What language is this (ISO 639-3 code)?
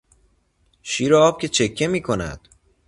fas